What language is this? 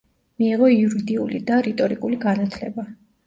Georgian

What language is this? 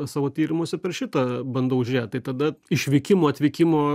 Lithuanian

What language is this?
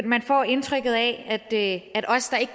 Danish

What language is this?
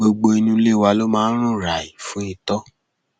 Yoruba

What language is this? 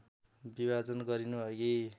Nepali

